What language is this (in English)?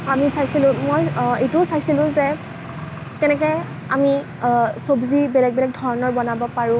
Assamese